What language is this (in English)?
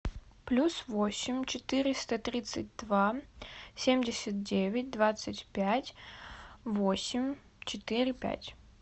Russian